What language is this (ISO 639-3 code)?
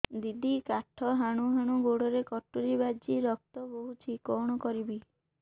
ori